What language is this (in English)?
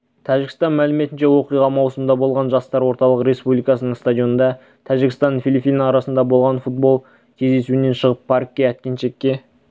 Kazakh